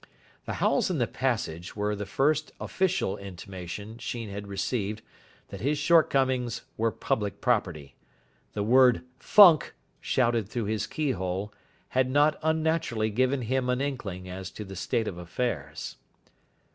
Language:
English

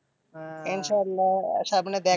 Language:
Bangla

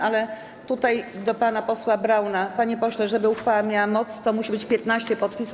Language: Polish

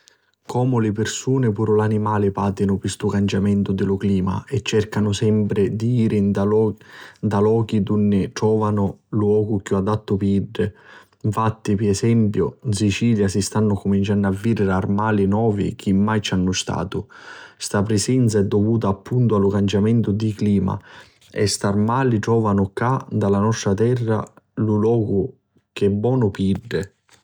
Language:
Sicilian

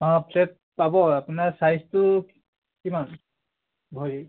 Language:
Assamese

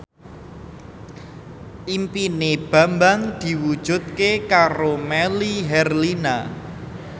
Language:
Javanese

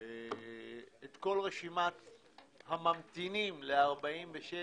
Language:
Hebrew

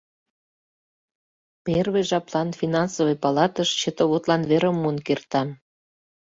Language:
Mari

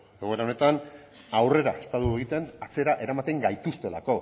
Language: Basque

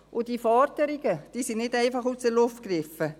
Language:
Swiss German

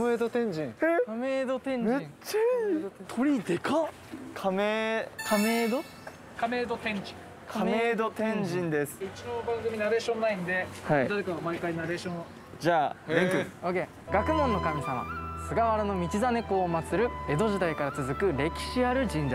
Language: Japanese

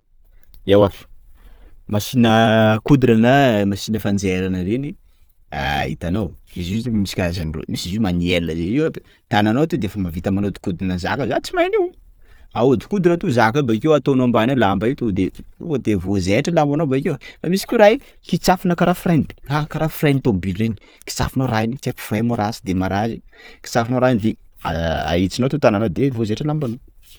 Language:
Sakalava Malagasy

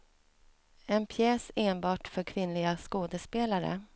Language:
Swedish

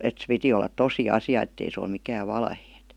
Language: Finnish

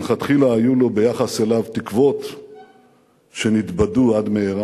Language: Hebrew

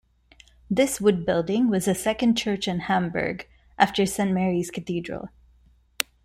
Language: English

